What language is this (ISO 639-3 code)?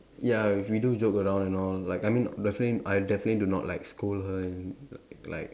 eng